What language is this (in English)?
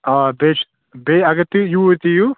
Kashmiri